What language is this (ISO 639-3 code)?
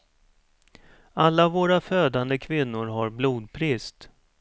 swe